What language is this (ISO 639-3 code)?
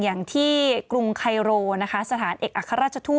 tha